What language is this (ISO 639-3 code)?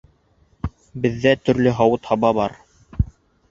bak